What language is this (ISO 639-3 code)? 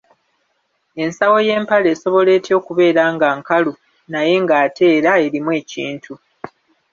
lug